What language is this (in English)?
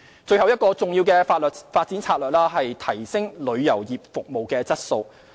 Cantonese